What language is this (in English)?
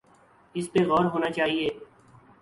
Urdu